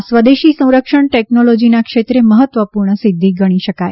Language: Gujarati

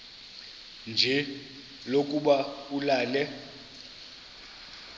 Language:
Xhosa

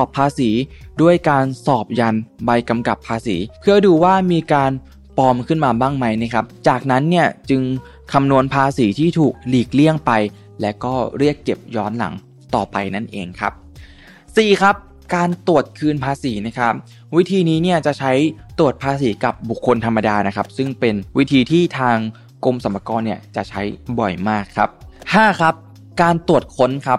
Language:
Thai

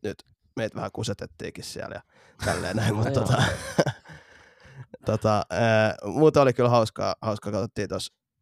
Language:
Finnish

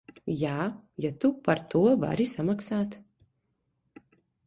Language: Latvian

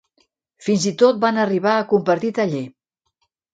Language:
Catalan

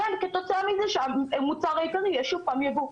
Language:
Hebrew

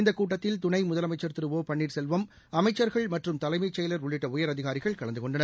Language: Tamil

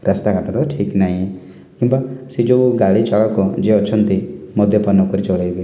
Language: Odia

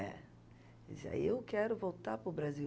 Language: Portuguese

